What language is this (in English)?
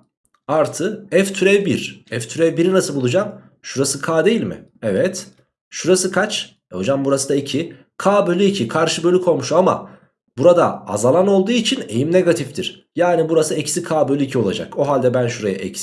Turkish